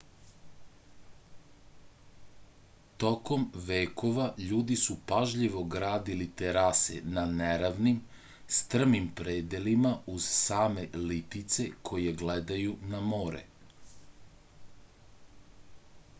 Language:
Serbian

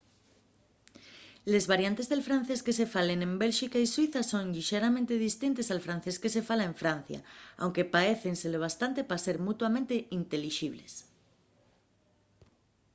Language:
Asturian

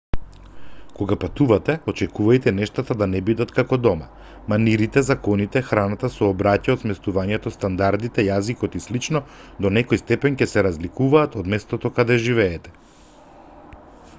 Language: Macedonian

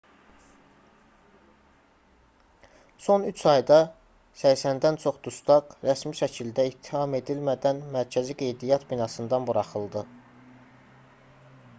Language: Azerbaijani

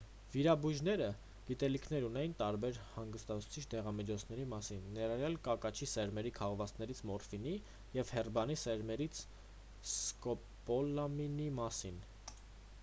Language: Armenian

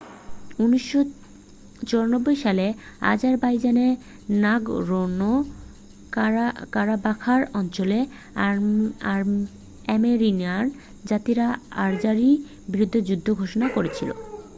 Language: Bangla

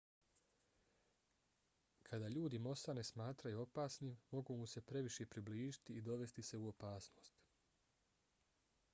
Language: Bosnian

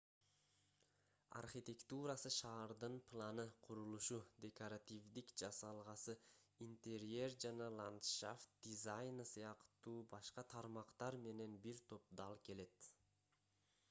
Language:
Kyrgyz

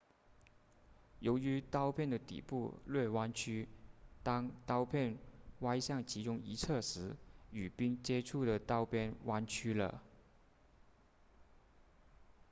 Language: Chinese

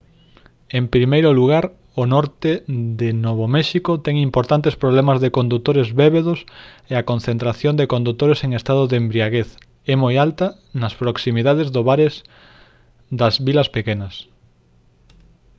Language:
Galician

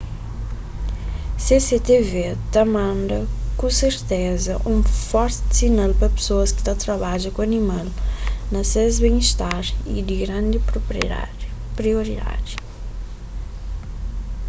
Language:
Kabuverdianu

